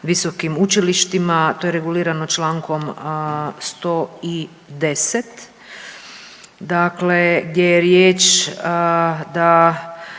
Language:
Croatian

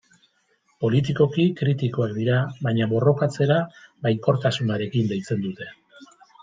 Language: Basque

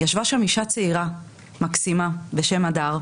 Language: Hebrew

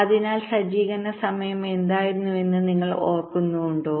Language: Malayalam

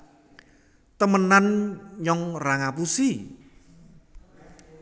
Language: Javanese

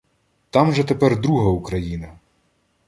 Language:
Ukrainian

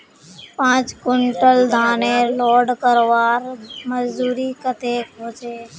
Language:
Magahi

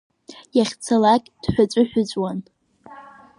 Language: Abkhazian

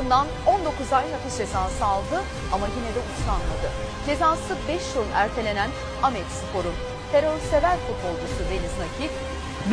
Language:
Turkish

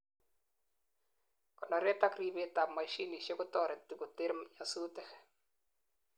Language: Kalenjin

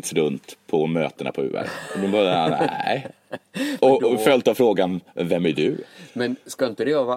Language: Swedish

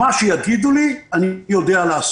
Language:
Hebrew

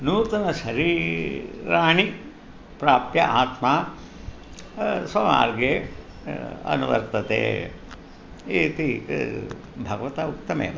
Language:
Sanskrit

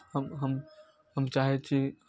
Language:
Maithili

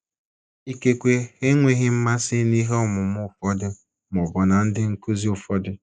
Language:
Igbo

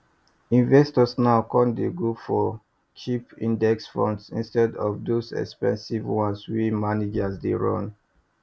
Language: Nigerian Pidgin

